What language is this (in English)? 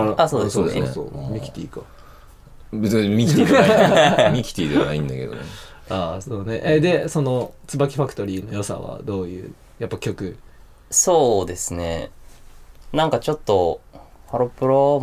Japanese